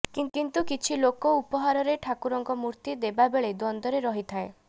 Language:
Odia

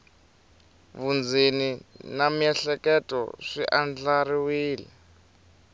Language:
Tsonga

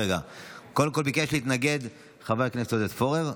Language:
Hebrew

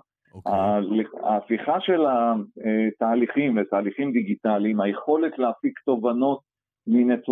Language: Hebrew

